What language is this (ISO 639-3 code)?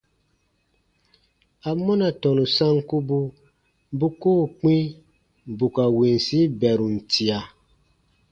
bba